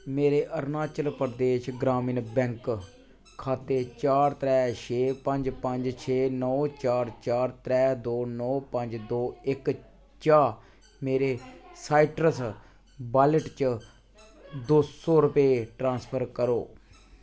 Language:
Dogri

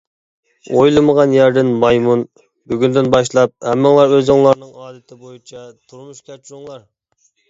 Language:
Uyghur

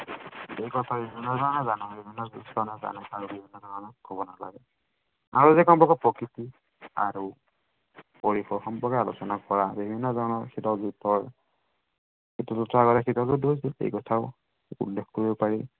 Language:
Assamese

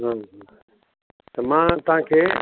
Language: Sindhi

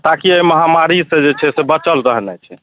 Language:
Maithili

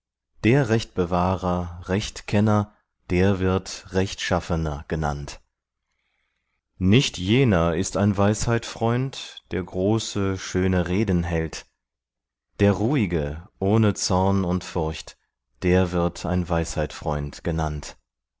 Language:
German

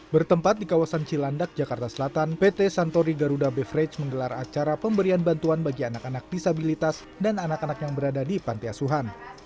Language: Indonesian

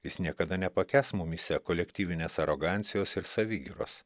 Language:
Lithuanian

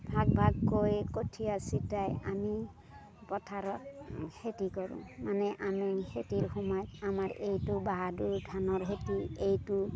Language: Assamese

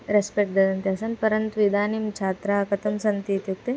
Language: Sanskrit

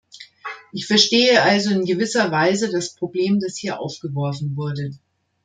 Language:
German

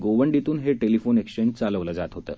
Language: Marathi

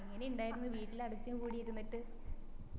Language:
Malayalam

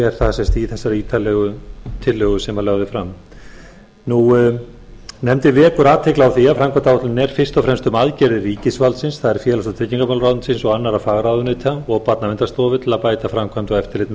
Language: Icelandic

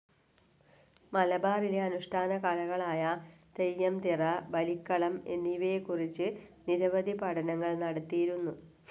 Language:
Malayalam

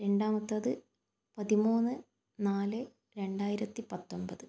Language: Malayalam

